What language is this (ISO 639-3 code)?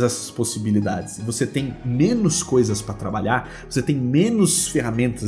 por